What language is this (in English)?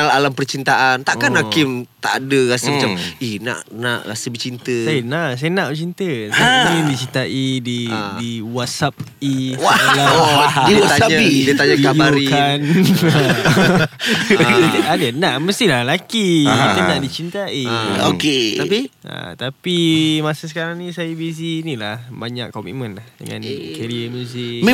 Malay